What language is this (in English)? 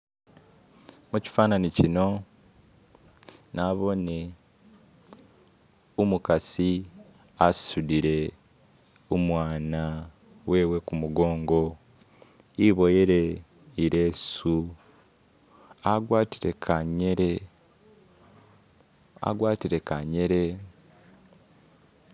Masaaba